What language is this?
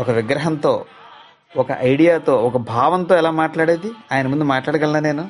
Telugu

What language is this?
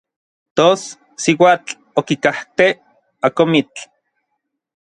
Orizaba Nahuatl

